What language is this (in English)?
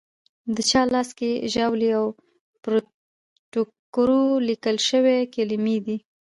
Pashto